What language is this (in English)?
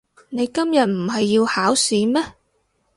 Cantonese